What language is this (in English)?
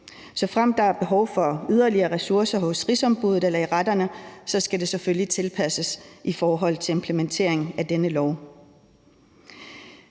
Danish